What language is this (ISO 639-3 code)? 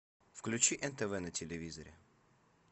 rus